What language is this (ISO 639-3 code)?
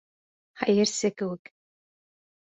bak